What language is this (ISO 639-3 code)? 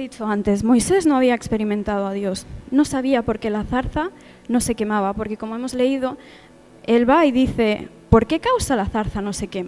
spa